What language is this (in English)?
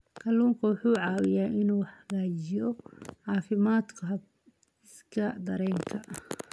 Somali